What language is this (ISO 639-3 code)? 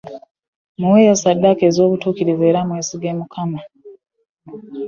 lug